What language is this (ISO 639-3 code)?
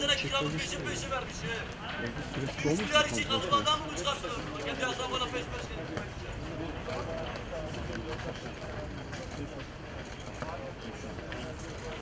tur